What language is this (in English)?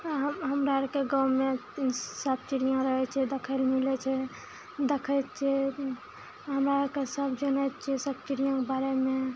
Maithili